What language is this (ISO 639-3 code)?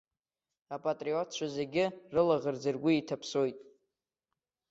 abk